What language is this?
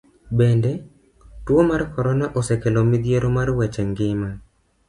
Luo (Kenya and Tanzania)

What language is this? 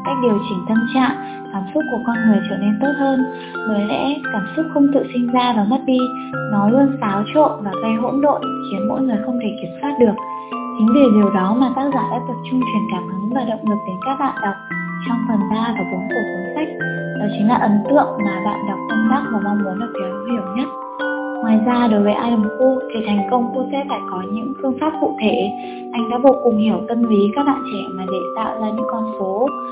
Vietnamese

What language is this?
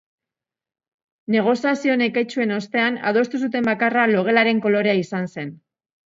Basque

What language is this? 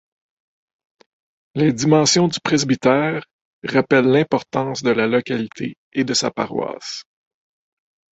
French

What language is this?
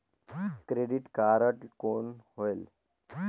Chhattisgarhi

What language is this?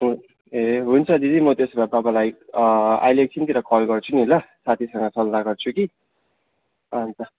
Nepali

